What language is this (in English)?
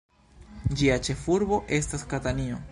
Esperanto